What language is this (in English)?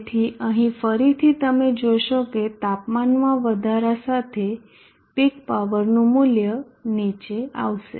Gujarati